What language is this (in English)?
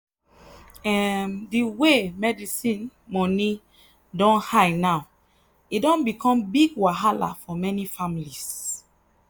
Nigerian Pidgin